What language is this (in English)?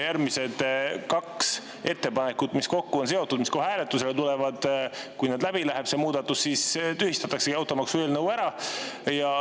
Estonian